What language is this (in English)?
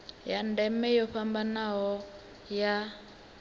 Venda